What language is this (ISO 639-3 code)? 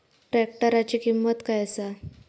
mar